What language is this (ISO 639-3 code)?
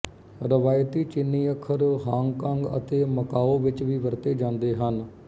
pan